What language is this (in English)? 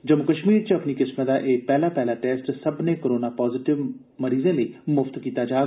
Dogri